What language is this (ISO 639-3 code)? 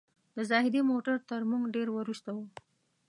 pus